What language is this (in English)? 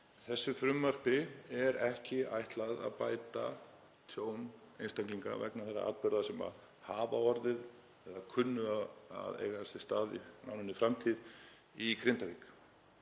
Icelandic